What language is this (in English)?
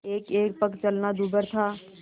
Hindi